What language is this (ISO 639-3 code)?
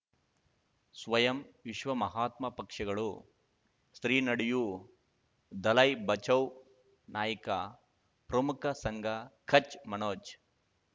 kan